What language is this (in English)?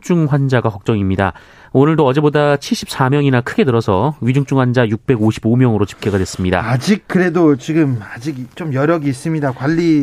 Korean